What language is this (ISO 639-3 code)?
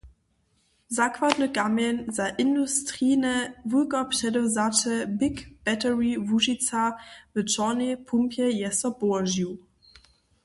hsb